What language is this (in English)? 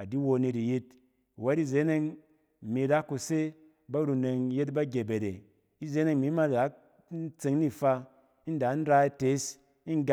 Cen